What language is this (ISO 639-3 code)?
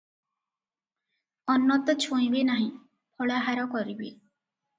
ori